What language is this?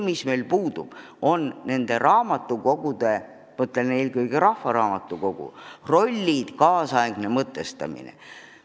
Estonian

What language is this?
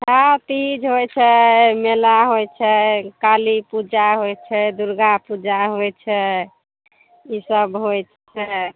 Maithili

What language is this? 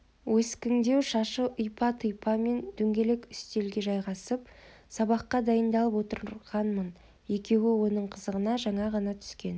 Kazakh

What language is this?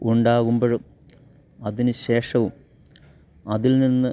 Malayalam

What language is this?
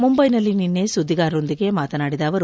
Kannada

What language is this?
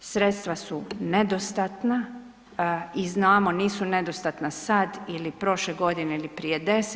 Croatian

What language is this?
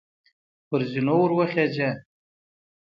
Pashto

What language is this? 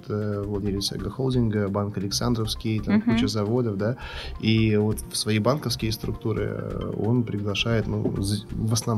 Russian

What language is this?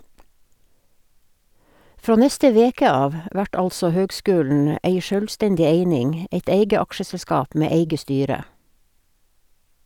Norwegian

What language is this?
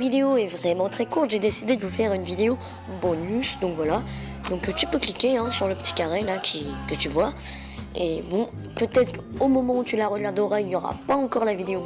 French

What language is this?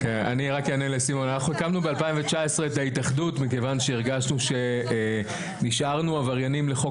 Hebrew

